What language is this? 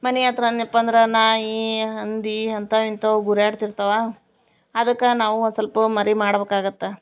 Kannada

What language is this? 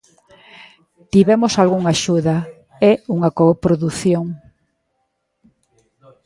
Galician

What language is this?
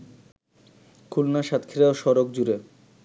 Bangla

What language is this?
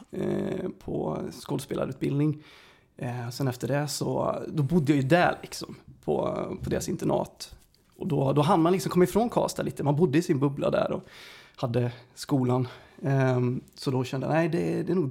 Swedish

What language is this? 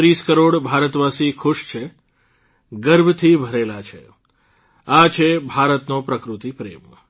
Gujarati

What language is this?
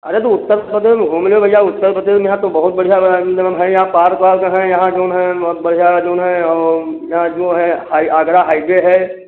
Hindi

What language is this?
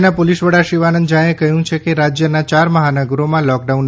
Gujarati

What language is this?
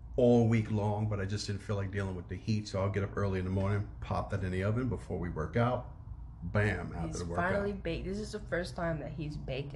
English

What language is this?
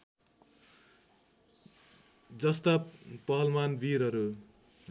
Nepali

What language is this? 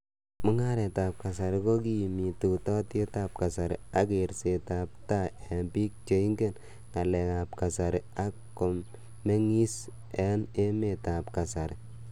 Kalenjin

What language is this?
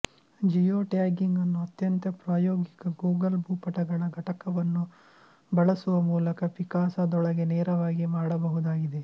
Kannada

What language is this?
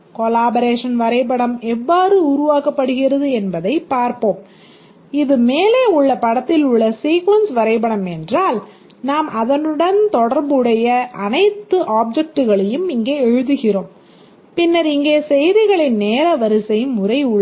Tamil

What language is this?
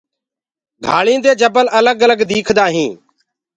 Gurgula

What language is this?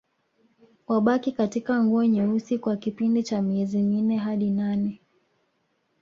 Swahili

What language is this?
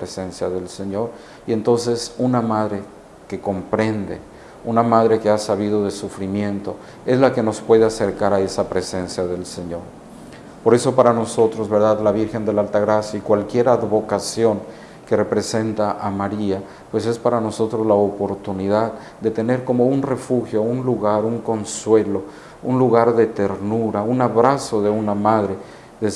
Spanish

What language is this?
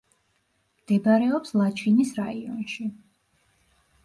Georgian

